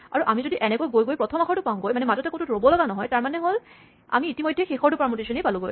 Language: Assamese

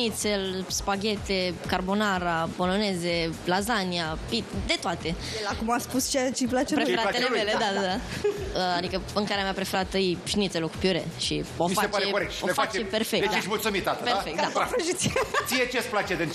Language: Romanian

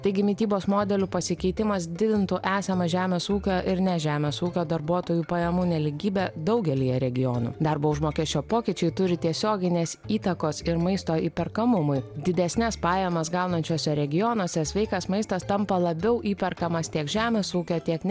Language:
Lithuanian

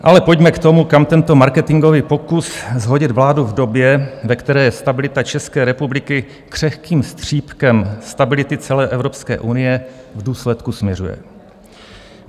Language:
Czech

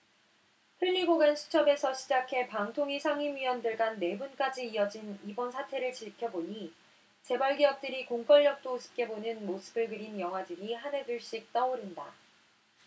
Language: Korean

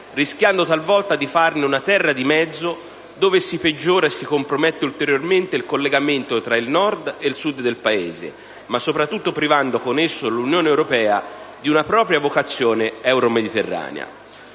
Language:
Italian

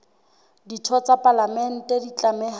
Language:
Southern Sotho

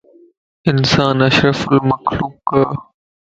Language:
Lasi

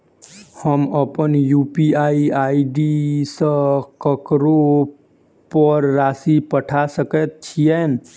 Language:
Maithili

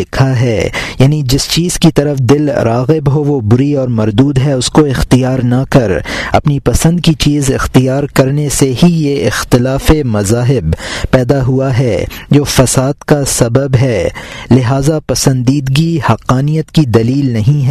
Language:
Urdu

